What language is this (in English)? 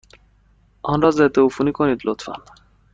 Persian